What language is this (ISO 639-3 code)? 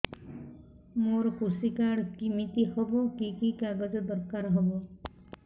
ori